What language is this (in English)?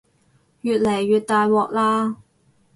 Cantonese